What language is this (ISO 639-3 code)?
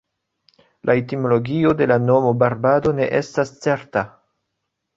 epo